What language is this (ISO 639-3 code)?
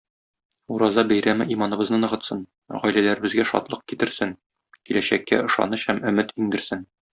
tat